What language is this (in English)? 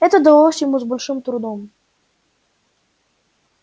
Russian